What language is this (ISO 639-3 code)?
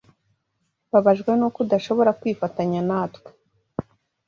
kin